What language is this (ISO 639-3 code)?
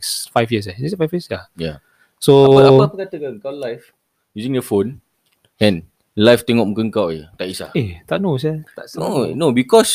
msa